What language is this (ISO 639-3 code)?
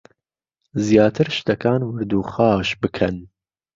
ckb